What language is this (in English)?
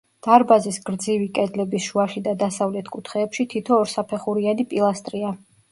Georgian